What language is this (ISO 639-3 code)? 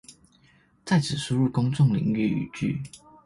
zho